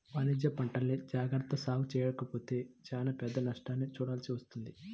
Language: Telugu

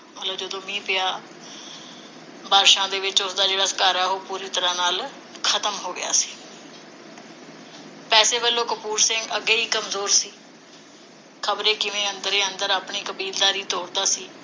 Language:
Punjabi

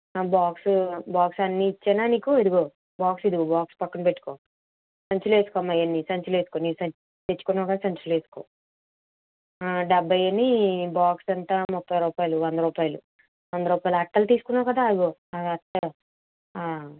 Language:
Telugu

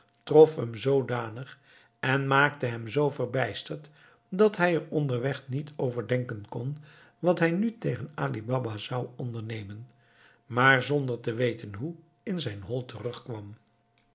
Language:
Dutch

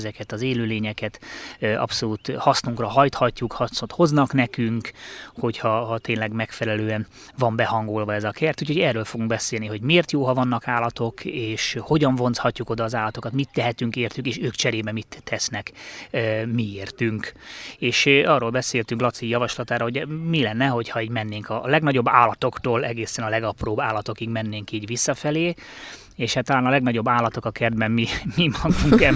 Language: Hungarian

